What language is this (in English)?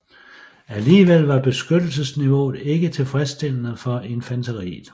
Danish